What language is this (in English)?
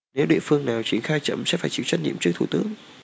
Vietnamese